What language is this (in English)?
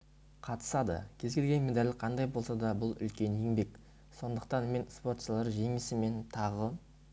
Kazakh